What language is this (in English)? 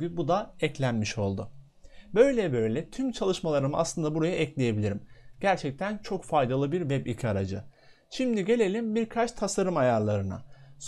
Turkish